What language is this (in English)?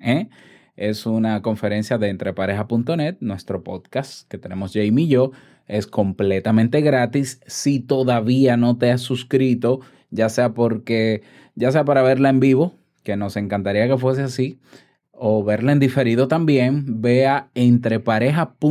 Spanish